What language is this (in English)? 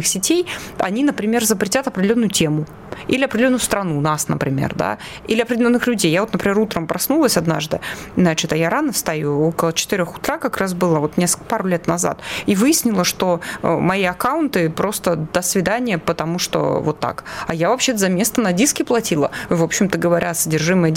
Russian